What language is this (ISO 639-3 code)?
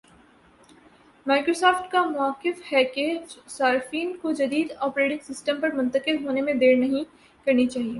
urd